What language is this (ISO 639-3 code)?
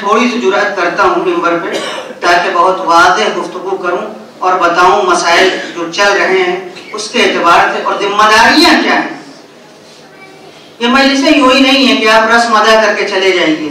hin